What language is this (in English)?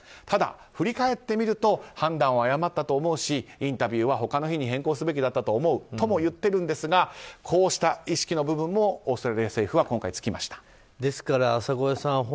Japanese